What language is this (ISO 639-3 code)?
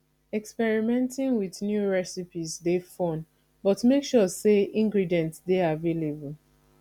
pcm